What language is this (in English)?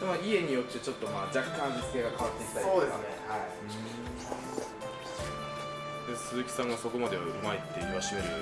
Japanese